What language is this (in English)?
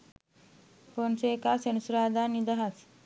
Sinhala